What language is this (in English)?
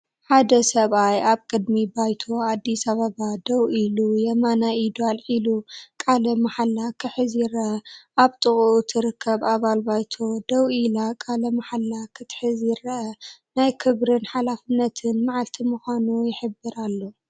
Tigrinya